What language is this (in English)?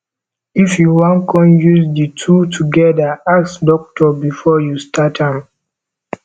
Nigerian Pidgin